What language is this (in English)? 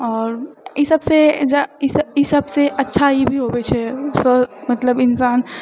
Maithili